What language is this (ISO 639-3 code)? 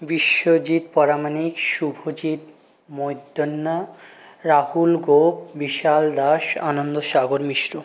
ben